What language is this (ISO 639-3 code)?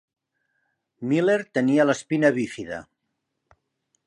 cat